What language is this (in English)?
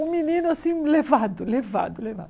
Portuguese